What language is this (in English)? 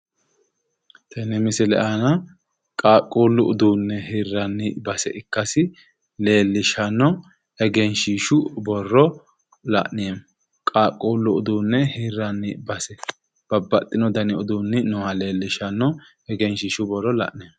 Sidamo